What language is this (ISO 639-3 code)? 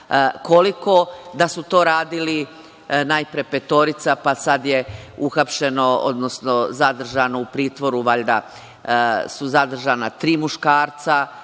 srp